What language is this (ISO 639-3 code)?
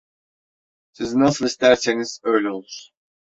tur